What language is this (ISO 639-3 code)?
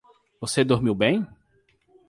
por